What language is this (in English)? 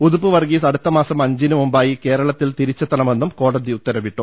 Malayalam